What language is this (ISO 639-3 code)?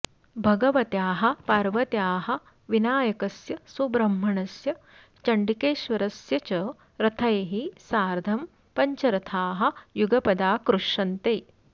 san